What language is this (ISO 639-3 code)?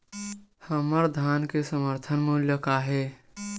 hne